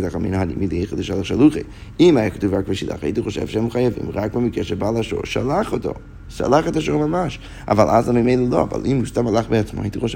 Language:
Hebrew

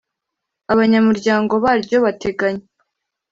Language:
Kinyarwanda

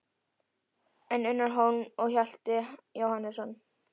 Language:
Icelandic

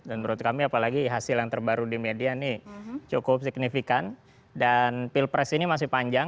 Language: Indonesian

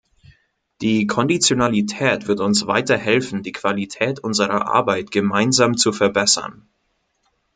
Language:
German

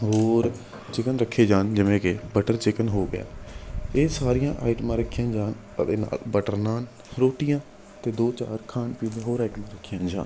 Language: Punjabi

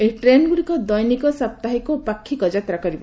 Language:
Odia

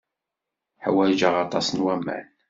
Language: Kabyle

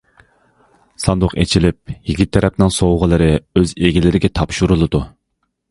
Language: Uyghur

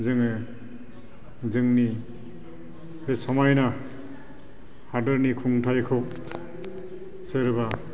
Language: Bodo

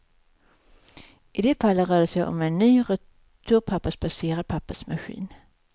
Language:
Swedish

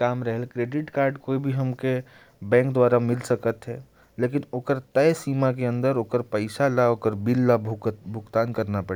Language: Korwa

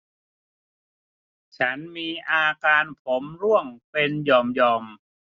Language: Thai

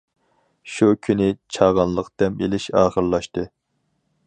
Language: Uyghur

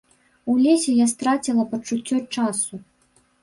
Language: Belarusian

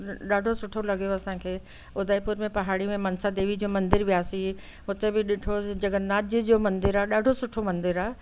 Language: Sindhi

